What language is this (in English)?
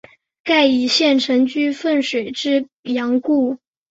Chinese